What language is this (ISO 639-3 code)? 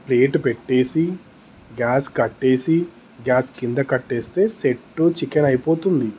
tel